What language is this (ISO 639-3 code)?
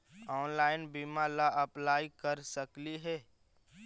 mag